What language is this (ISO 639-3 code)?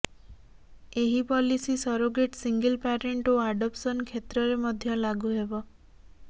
ori